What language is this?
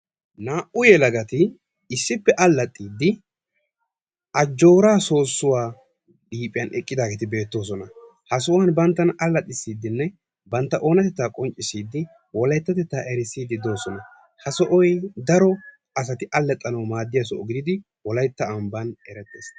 Wolaytta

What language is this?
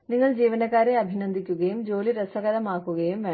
Malayalam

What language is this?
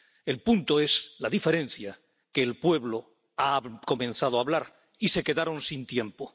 Spanish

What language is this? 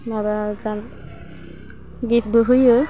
Bodo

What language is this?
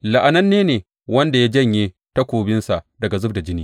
Hausa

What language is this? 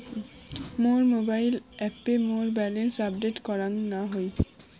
Bangla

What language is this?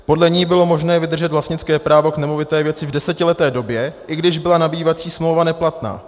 Czech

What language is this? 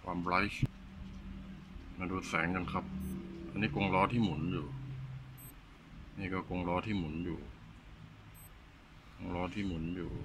Thai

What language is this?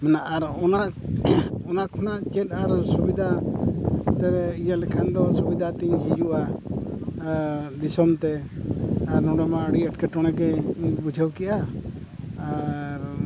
Santali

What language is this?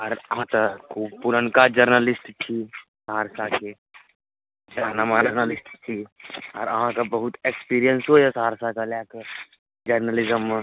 Maithili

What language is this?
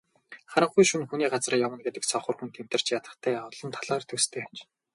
Mongolian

